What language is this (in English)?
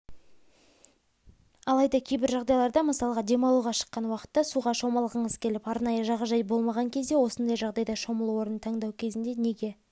Kazakh